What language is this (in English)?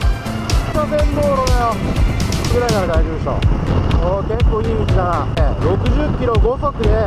Japanese